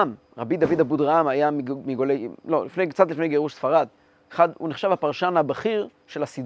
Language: Hebrew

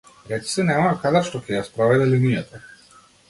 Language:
Macedonian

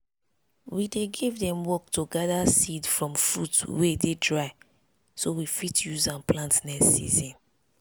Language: Nigerian Pidgin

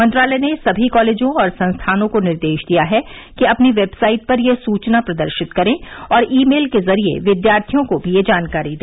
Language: Hindi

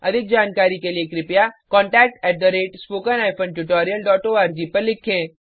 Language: Hindi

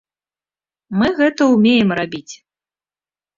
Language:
Belarusian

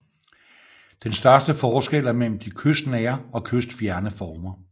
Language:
Danish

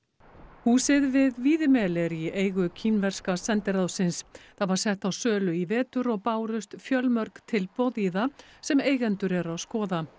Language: Icelandic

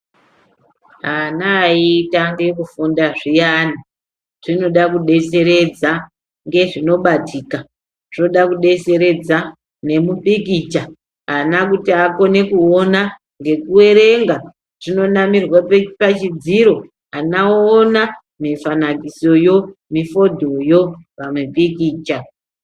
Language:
Ndau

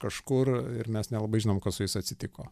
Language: Lithuanian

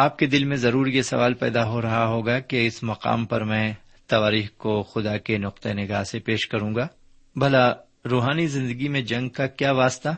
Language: Urdu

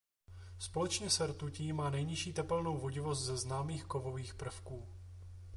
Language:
Czech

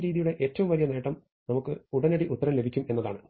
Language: Malayalam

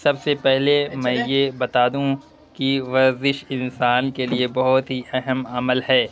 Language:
Urdu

